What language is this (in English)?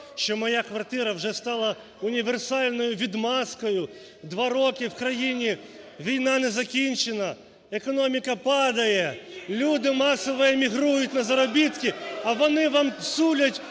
Ukrainian